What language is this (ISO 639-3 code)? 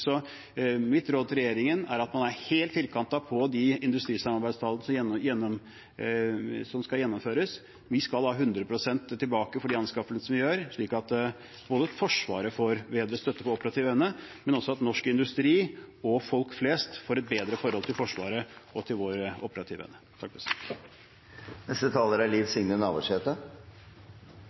nor